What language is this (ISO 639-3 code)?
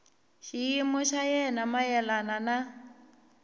tso